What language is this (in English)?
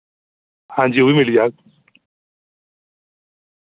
Dogri